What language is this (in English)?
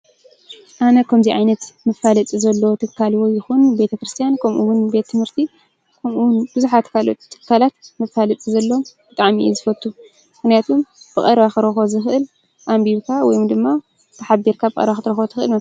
Tigrinya